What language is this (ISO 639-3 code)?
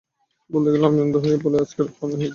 ben